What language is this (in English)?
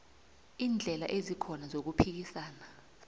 South Ndebele